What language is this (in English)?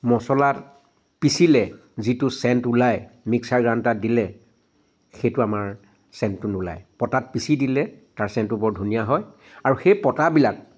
Assamese